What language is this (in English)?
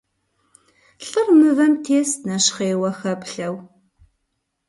Kabardian